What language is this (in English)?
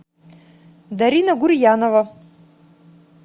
Russian